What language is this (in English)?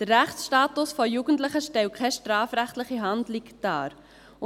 Swiss German